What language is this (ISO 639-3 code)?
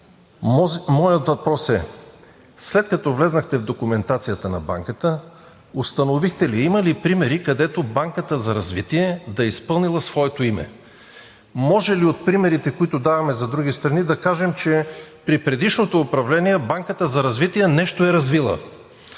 bul